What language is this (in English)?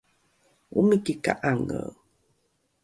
Rukai